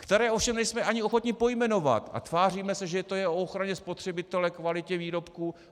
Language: Czech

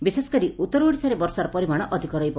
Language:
Odia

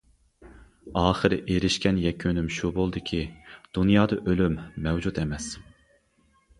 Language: Uyghur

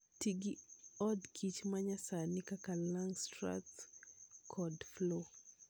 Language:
Luo (Kenya and Tanzania)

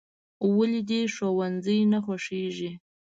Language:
Pashto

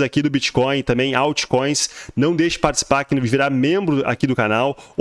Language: Portuguese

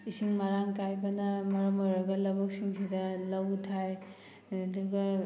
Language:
Manipuri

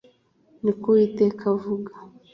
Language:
Kinyarwanda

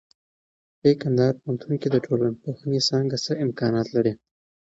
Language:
Pashto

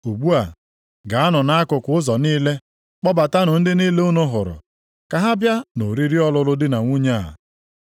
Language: Igbo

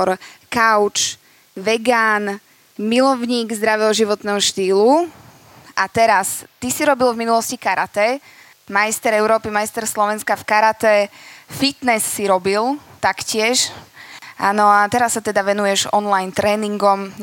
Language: Slovak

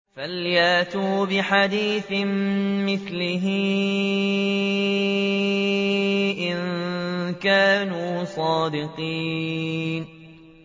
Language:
Arabic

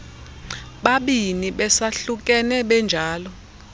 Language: Xhosa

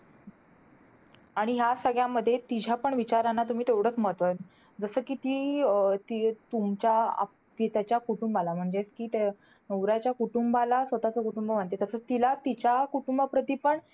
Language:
Marathi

